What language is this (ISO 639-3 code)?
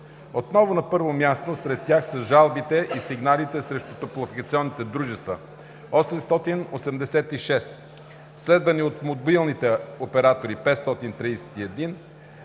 bul